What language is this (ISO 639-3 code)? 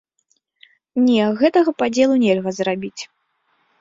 bel